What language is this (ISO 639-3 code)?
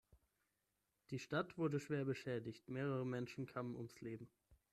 deu